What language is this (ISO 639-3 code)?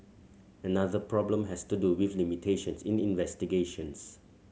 eng